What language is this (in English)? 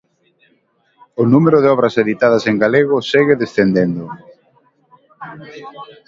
Galician